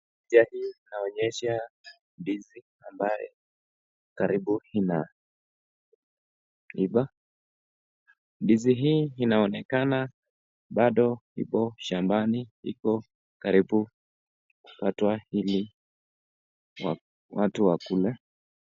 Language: Swahili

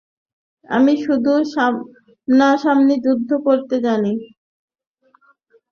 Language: Bangla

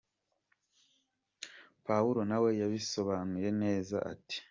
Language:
Kinyarwanda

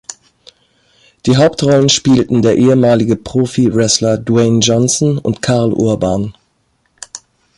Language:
German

